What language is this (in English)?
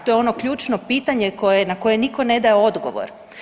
Croatian